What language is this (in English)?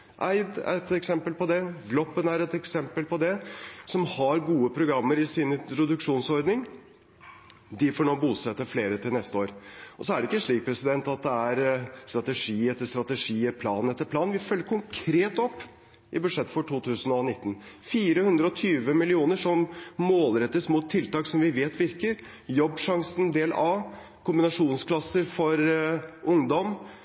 Norwegian Bokmål